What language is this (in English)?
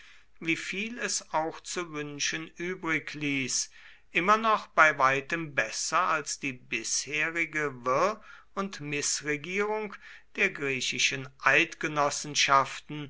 German